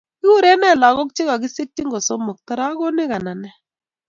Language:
Kalenjin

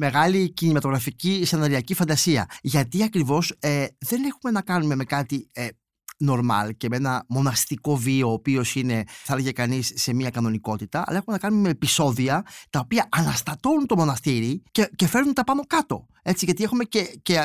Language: Greek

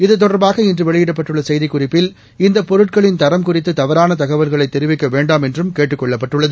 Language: Tamil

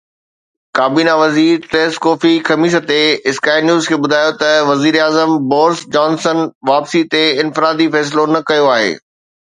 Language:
Sindhi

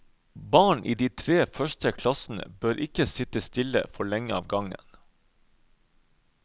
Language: Norwegian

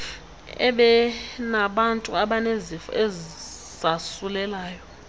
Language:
Xhosa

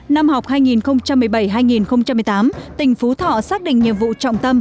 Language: Vietnamese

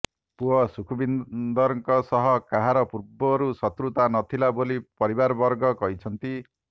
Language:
Odia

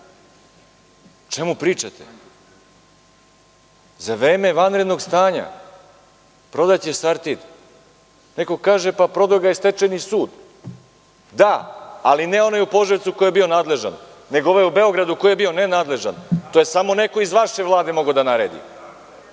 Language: Serbian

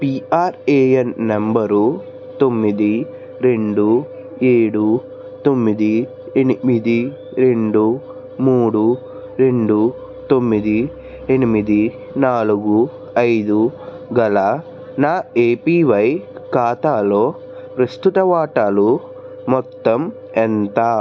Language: Telugu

